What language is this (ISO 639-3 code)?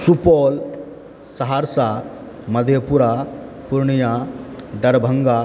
mai